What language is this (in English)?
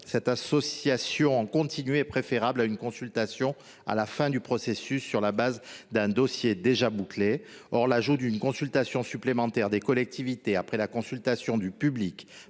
French